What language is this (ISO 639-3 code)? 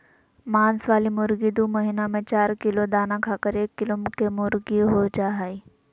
mag